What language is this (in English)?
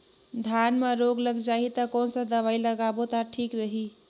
Chhattisgarhi